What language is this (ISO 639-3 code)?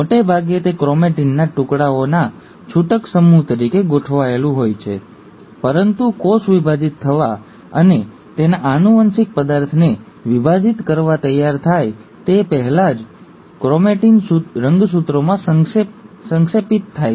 guj